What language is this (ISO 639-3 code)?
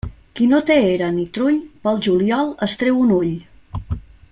cat